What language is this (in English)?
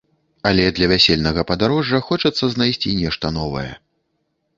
Belarusian